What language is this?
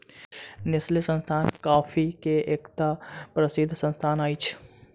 Maithili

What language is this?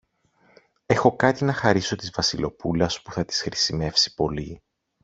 Greek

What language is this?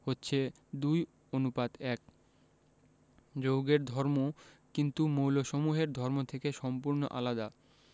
Bangla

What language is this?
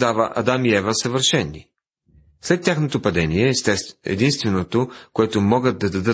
Bulgarian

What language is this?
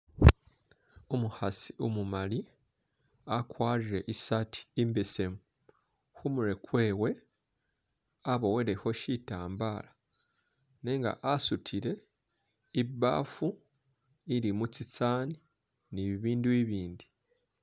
Masaaba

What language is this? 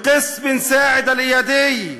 Hebrew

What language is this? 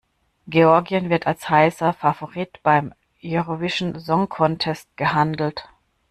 German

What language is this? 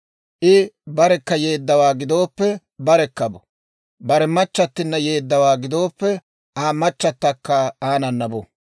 Dawro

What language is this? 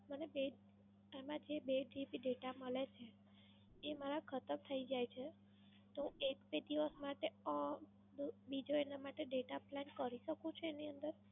Gujarati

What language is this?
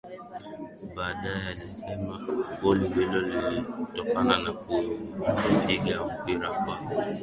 Swahili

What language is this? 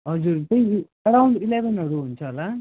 Nepali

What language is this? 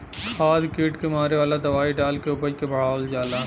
Bhojpuri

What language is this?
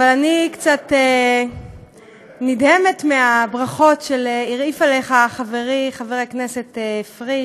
Hebrew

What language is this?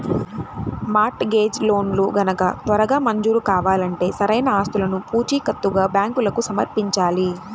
Telugu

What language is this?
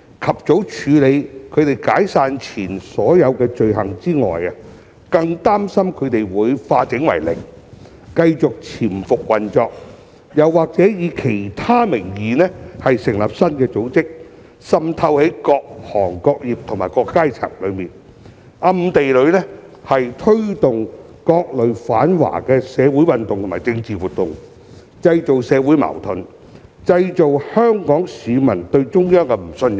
Cantonese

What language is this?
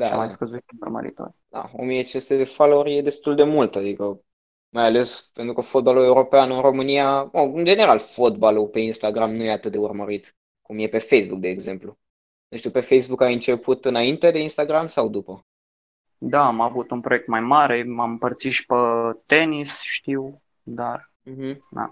Romanian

